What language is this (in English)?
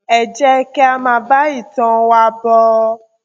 Yoruba